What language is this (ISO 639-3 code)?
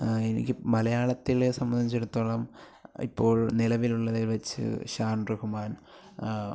mal